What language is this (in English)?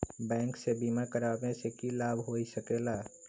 Magahi